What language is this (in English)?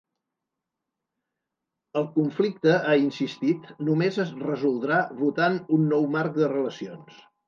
Catalan